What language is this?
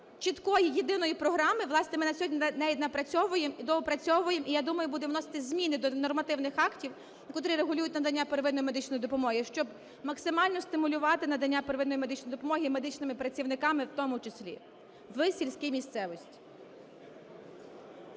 Ukrainian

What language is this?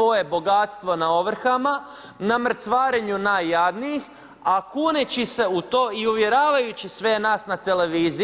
Croatian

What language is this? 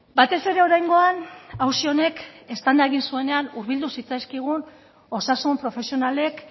Basque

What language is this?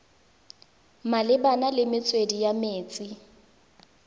Tswana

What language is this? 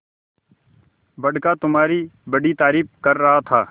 Hindi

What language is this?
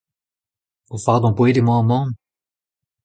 Breton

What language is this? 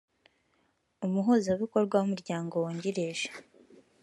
Kinyarwanda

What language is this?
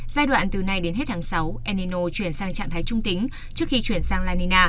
Vietnamese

